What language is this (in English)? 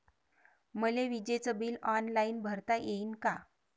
Marathi